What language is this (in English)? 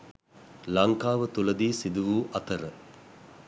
Sinhala